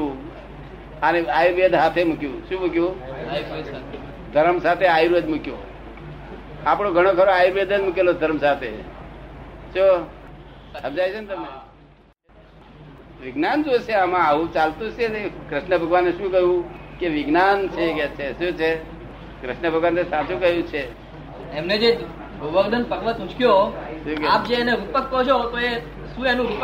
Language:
Gujarati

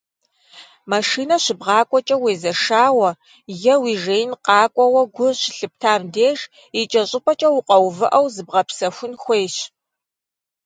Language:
Kabardian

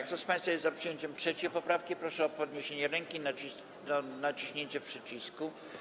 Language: Polish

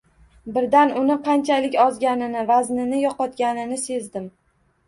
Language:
Uzbek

